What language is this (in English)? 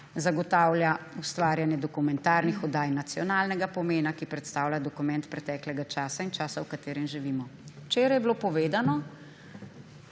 Slovenian